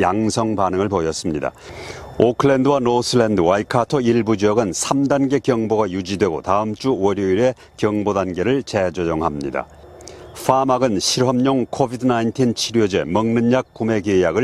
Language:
Korean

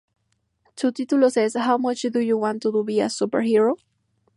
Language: Spanish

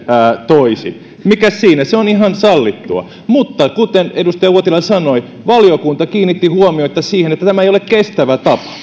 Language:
Finnish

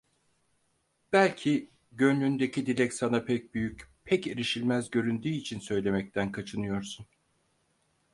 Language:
Turkish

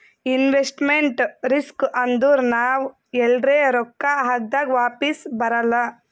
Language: Kannada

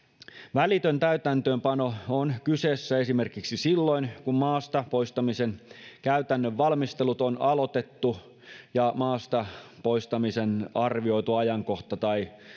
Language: Finnish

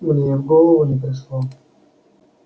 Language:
Russian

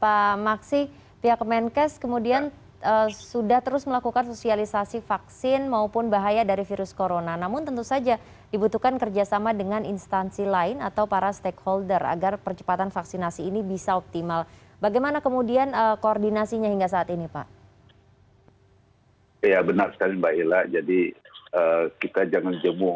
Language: Indonesian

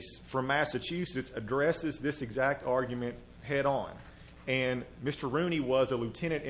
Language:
English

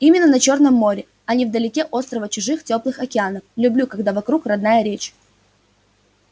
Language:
Russian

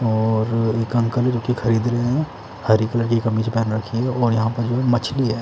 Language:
Hindi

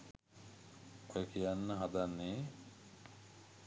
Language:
Sinhala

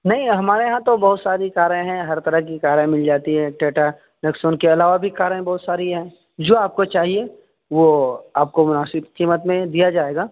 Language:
Urdu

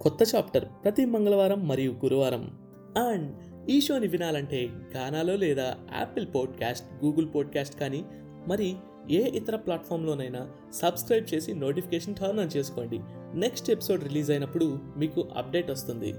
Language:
Telugu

